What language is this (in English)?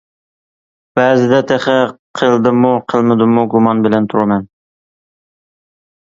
Uyghur